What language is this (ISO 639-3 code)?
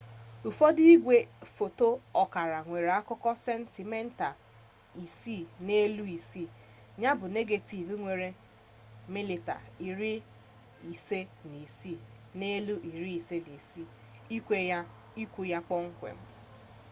ibo